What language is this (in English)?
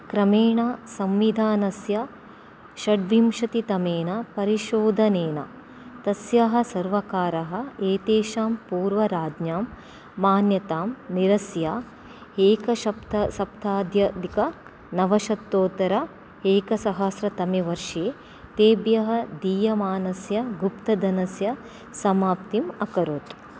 Sanskrit